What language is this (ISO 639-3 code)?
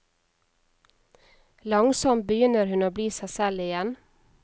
nor